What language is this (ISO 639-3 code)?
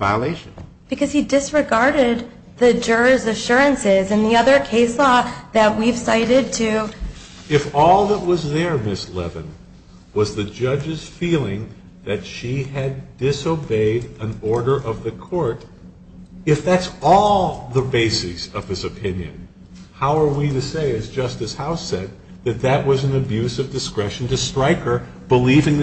eng